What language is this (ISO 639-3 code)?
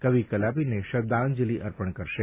guj